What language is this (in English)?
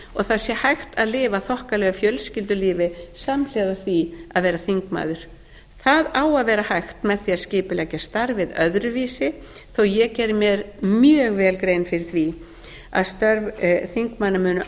Icelandic